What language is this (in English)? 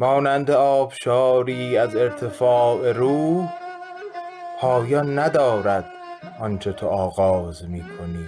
Persian